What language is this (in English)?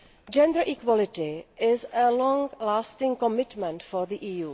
English